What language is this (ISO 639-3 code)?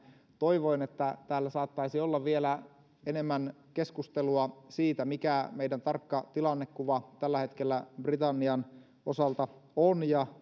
fin